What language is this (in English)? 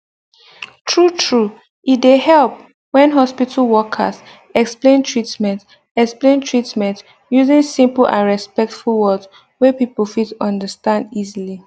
Nigerian Pidgin